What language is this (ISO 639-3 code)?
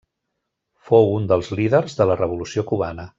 cat